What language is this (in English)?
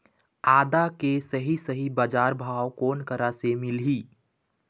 Chhattisgarhi